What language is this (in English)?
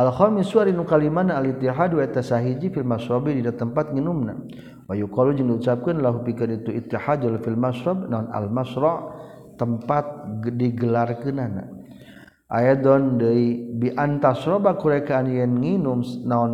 Malay